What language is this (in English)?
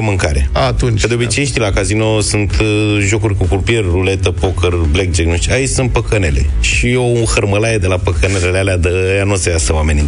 Romanian